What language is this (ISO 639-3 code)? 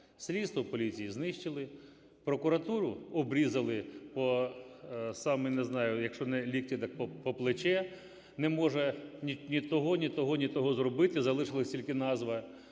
ukr